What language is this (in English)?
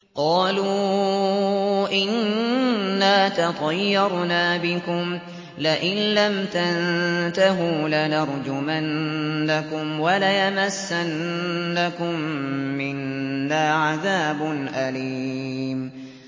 Arabic